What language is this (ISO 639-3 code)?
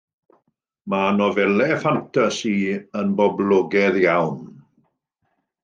cym